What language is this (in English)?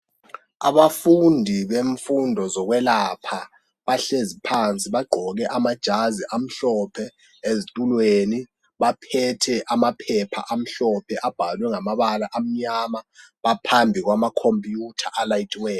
North Ndebele